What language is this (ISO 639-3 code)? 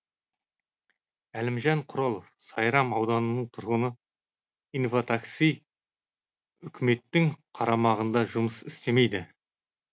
kaz